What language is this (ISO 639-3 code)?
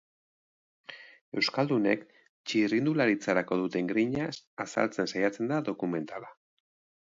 eus